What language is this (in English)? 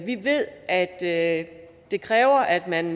Danish